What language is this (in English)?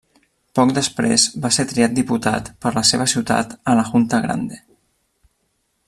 Catalan